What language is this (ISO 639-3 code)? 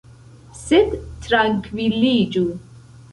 epo